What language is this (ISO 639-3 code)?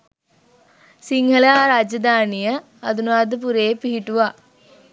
sin